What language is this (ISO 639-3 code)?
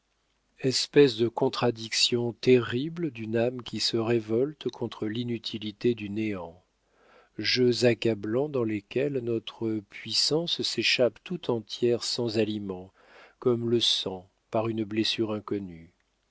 fra